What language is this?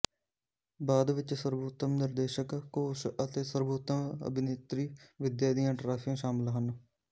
Punjabi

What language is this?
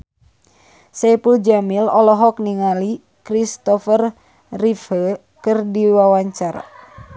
Sundanese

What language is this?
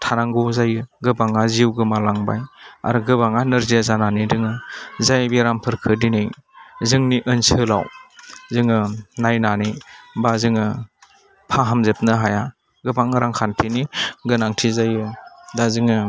Bodo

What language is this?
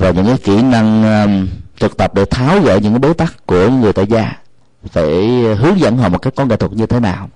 Vietnamese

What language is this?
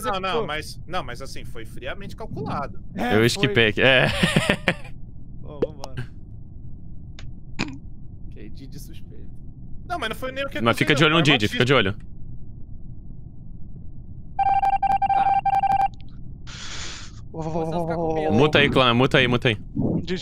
Portuguese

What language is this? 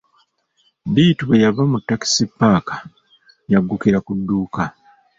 Ganda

